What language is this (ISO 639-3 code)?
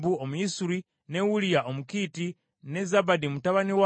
lug